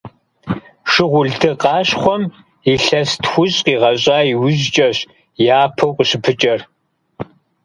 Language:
Kabardian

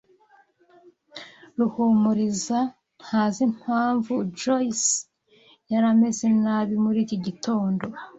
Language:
Kinyarwanda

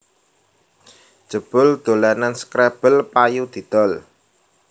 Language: Javanese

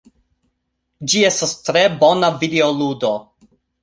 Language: Esperanto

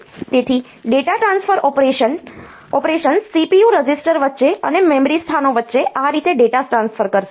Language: Gujarati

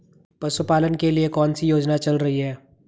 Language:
Hindi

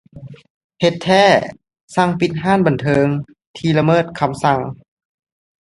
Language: Lao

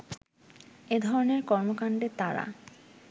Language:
Bangla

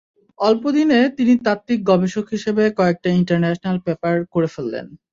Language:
Bangla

